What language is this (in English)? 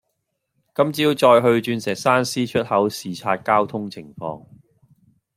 Cantonese